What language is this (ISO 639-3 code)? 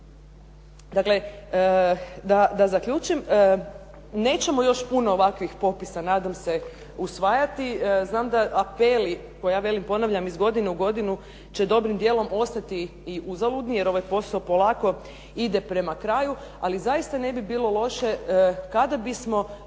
hrv